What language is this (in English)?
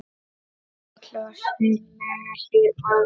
Icelandic